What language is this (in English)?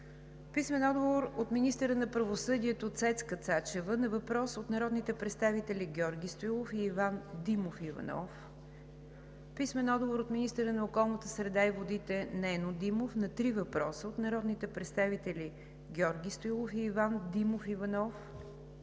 Bulgarian